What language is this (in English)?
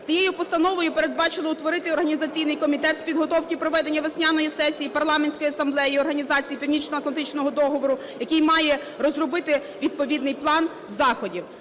Ukrainian